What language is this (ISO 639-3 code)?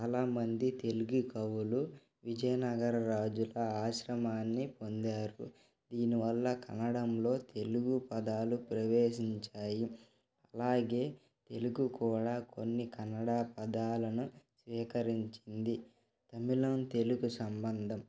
tel